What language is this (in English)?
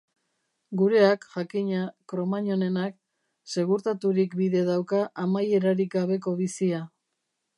Basque